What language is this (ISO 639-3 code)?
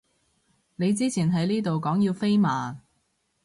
yue